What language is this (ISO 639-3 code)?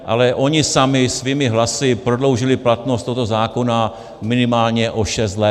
ces